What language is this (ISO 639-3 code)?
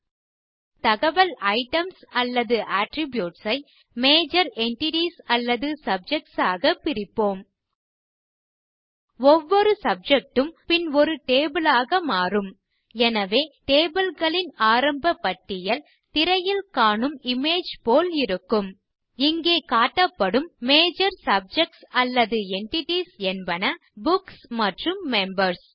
tam